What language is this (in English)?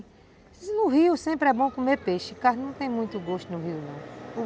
Portuguese